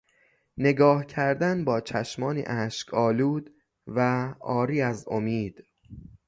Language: Persian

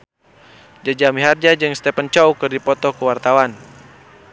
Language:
Sundanese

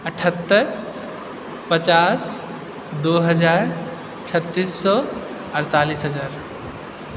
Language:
Maithili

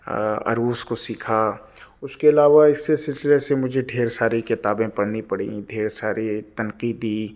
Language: Urdu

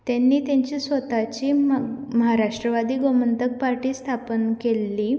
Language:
Konkani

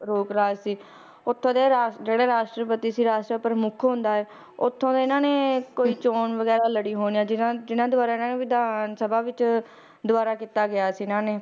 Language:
Punjabi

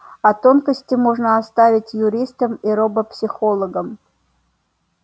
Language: Russian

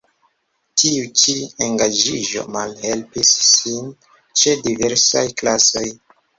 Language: Esperanto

